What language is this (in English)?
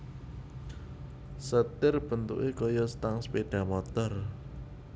Javanese